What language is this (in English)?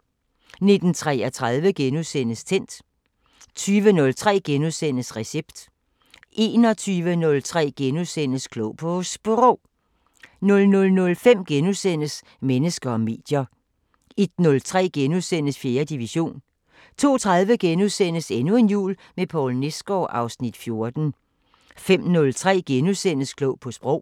Danish